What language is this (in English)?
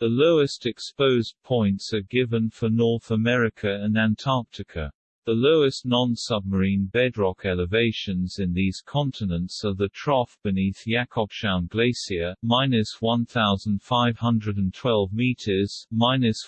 English